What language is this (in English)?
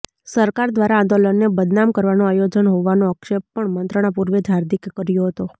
Gujarati